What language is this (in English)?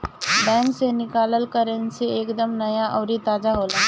Bhojpuri